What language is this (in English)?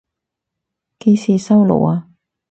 Cantonese